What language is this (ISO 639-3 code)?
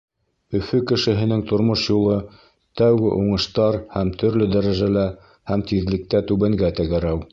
bak